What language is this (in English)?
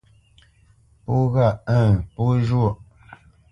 Bamenyam